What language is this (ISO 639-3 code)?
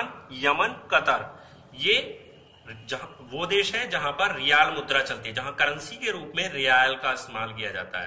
hin